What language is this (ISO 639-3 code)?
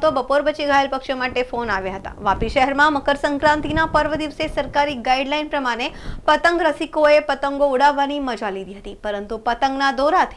hin